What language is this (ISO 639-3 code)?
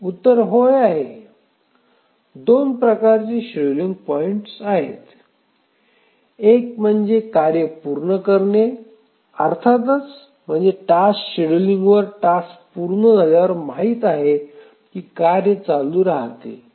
mar